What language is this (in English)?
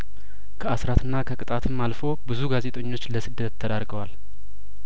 Amharic